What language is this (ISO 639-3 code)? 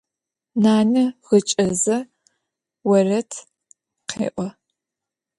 ady